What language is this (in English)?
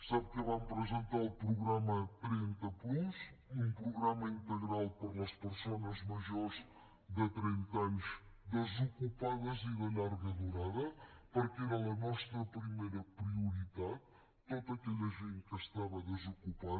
Catalan